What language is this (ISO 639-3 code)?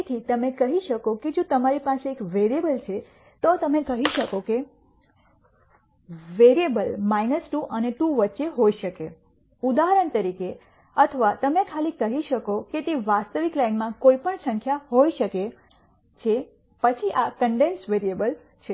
guj